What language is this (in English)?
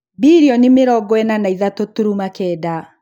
Kikuyu